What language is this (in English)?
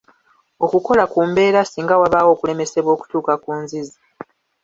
Ganda